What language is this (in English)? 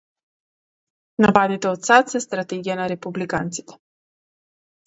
Macedonian